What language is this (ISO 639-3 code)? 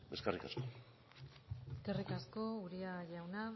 eus